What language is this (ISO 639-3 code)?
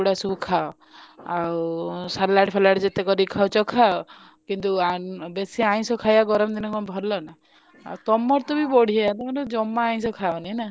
ori